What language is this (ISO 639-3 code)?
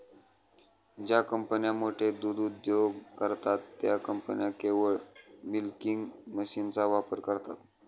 mar